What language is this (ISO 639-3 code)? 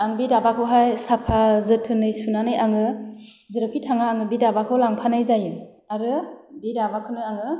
brx